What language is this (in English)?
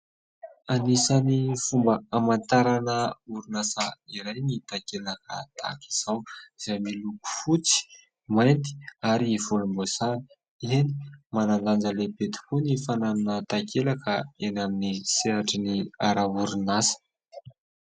Malagasy